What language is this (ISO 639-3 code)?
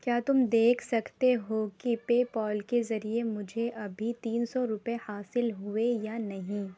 urd